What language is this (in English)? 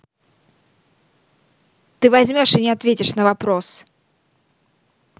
Russian